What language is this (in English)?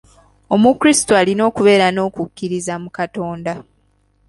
Ganda